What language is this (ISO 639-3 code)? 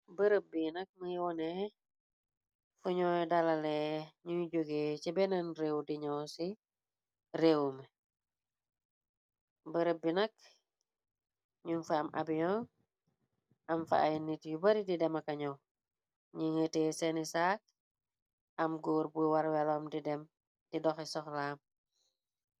wol